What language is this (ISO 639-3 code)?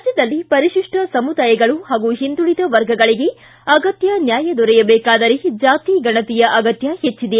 kan